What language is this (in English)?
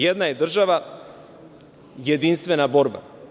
Serbian